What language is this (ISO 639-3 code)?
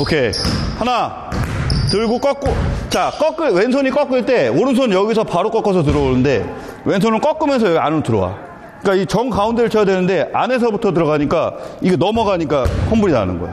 kor